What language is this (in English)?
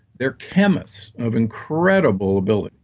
English